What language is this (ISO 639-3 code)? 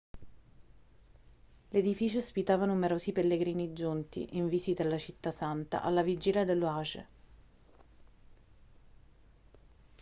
ita